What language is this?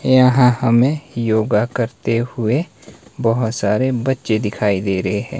Hindi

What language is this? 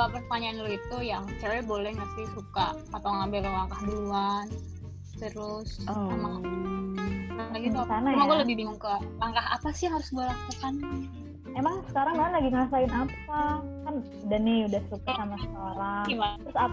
Indonesian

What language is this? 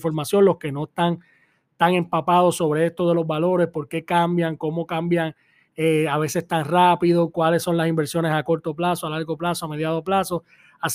Spanish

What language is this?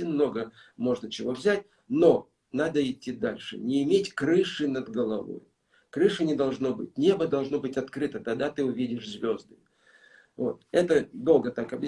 Russian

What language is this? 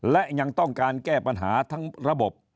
Thai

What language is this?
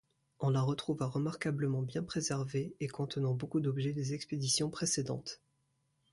French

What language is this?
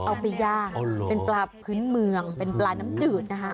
Thai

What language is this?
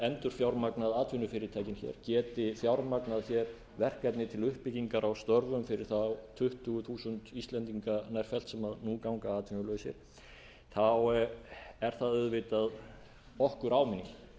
Icelandic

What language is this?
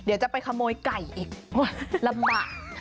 Thai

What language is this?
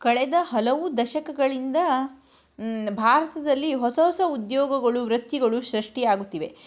Kannada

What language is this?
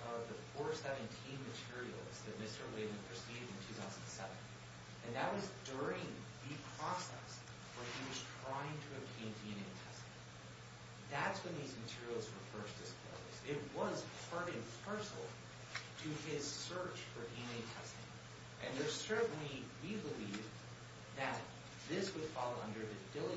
English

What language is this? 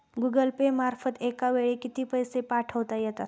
Marathi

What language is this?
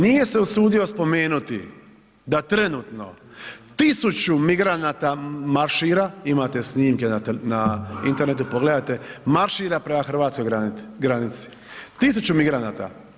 Croatian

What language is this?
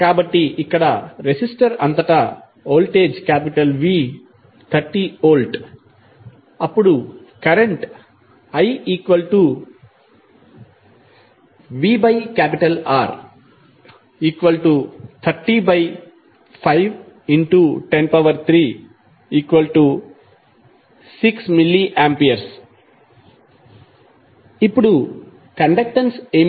Telugu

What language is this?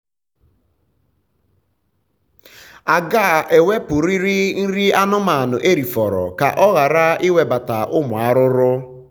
Igbo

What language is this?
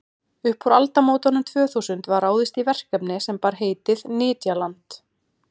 Icelandic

